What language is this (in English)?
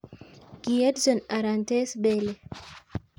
Kalenjin